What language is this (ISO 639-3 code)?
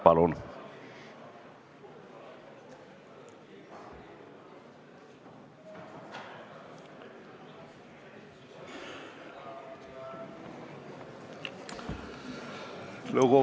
est